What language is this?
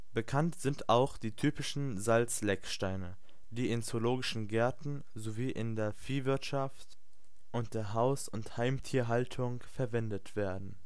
German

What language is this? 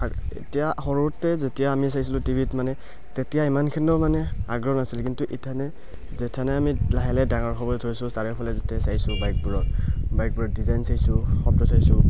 Assamese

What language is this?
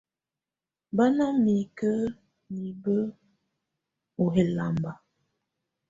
Tunen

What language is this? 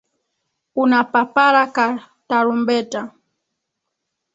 Swahili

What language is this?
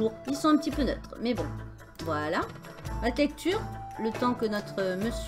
French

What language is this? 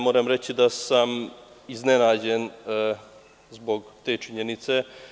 Serbian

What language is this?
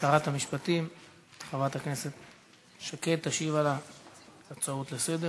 Hebrew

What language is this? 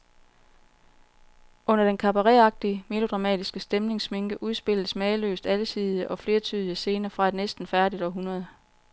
Danish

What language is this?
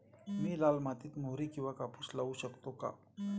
Marathi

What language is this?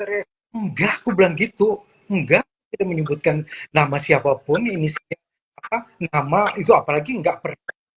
Indonesian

